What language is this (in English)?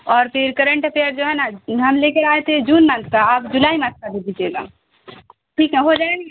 Urdu